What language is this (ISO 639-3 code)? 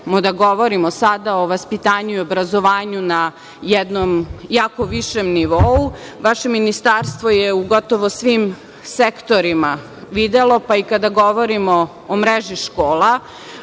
srp